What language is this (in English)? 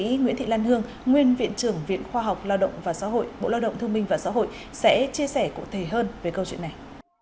Vietnamese